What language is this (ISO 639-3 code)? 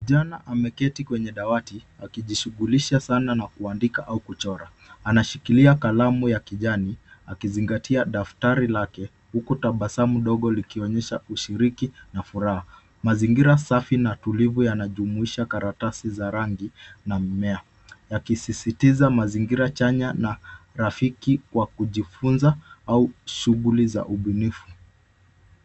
swa